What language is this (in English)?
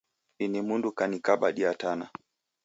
Taita